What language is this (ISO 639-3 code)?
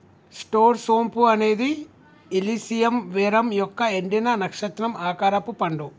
tel